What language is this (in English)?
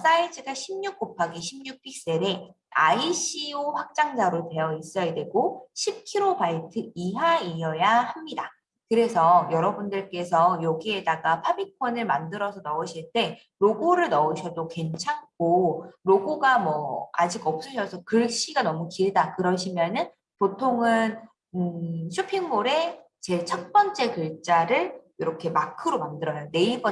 Korean